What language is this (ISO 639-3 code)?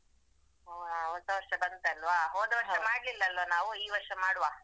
kan